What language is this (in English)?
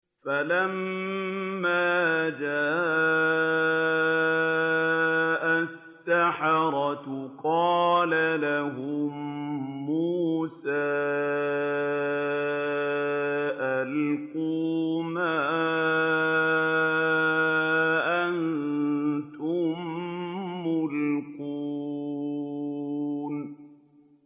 Arabic